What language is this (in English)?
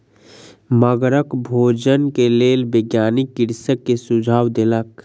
Maithili